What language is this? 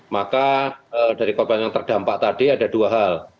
Indonesian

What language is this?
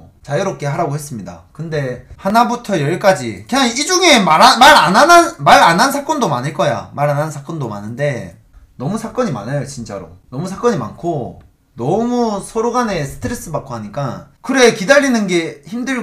Korean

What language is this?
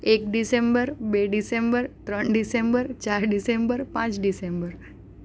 Gujarati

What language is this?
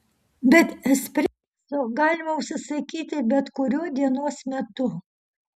Lithuanian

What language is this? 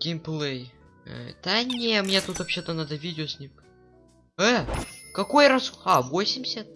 Russian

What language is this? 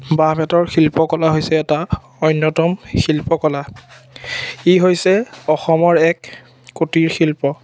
Assamese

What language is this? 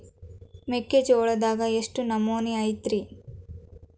Kannada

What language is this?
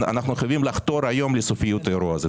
Hebrew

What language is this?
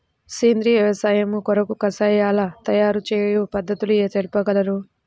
Telugu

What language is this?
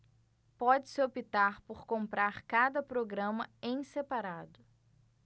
Portuguese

